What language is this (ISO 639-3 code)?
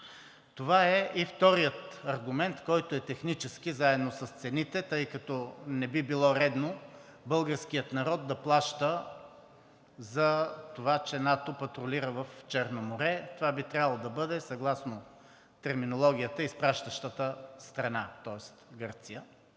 bul